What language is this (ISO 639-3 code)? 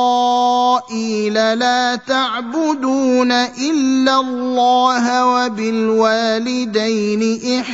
ara